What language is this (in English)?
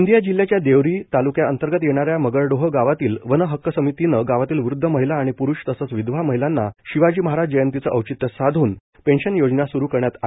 Marathi